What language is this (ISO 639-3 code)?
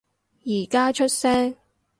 yue